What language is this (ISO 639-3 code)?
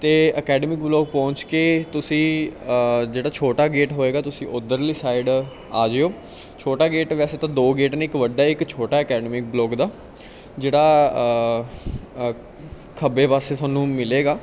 pan